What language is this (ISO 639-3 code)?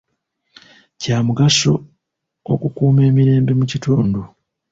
lug